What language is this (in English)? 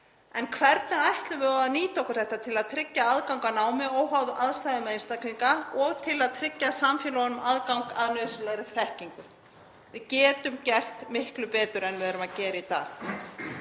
Icelandic